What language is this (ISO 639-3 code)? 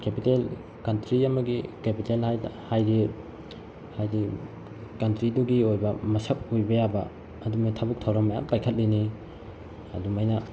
mni